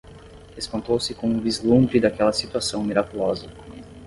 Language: Portuguese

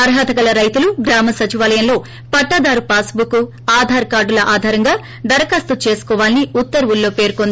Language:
Telugu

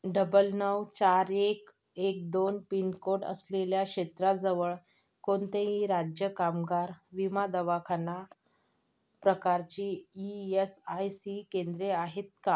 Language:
Marathi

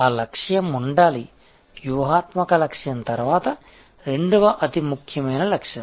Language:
Telugu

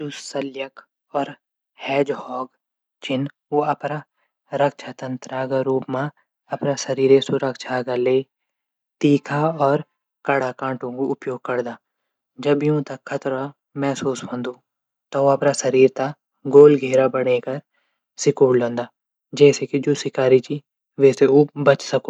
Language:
Garhwali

